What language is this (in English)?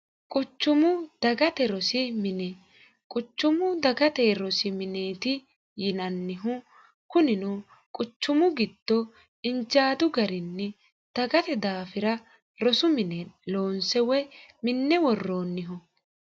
Sidamo